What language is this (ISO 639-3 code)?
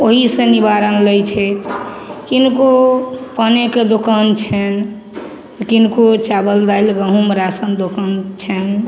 mai